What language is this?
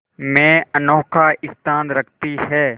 Hindi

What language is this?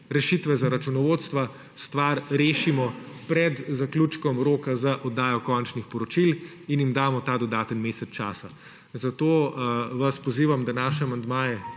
Slovenian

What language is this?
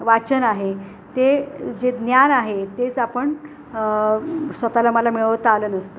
Marathi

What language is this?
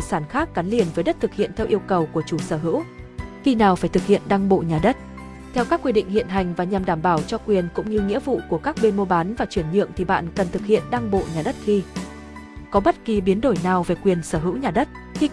Vietnamese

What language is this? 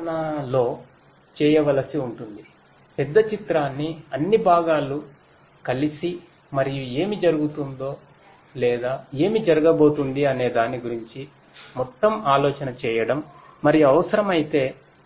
Telugu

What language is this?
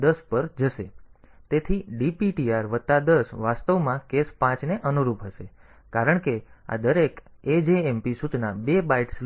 Gujarati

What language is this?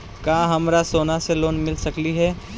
Magahi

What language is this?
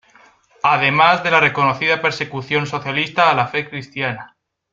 Spanish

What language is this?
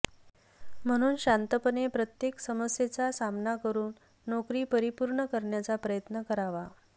Marathi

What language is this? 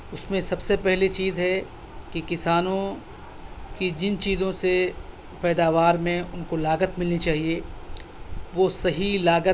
Urdu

